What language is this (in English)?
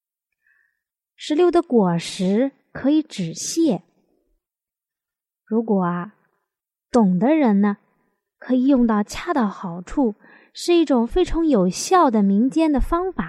Chinese